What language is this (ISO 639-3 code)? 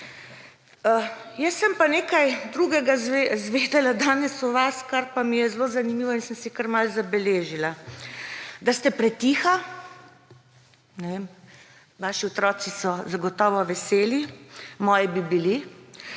slv